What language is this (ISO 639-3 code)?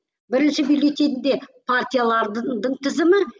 kaz